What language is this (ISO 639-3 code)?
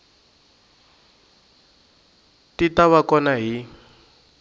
tso